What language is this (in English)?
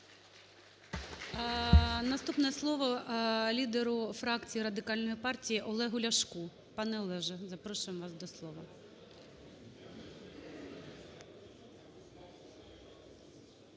Ukrainian